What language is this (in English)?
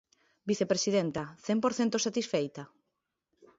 Galician